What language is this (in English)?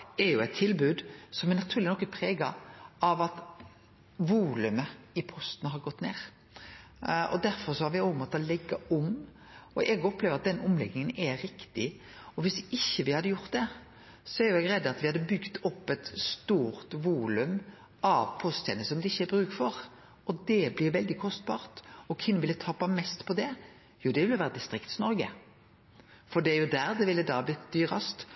Norwegian Nynorsk